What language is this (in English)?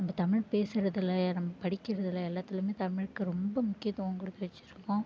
Tamil